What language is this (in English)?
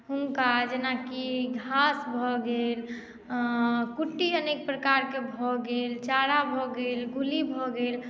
Maithili